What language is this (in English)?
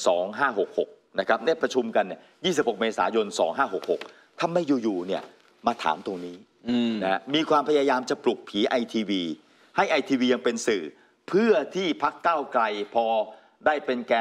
Thai